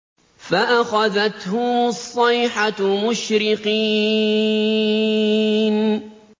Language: Arabic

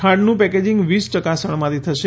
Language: Gujarati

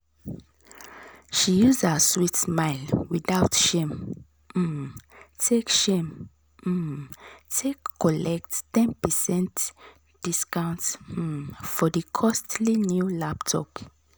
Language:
Nigerian Pidgin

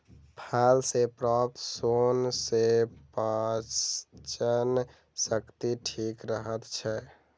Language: Maithili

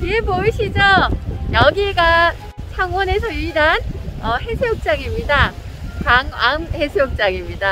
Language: Korean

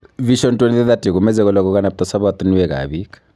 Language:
Kalenjin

